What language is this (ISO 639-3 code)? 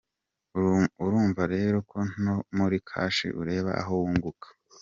kin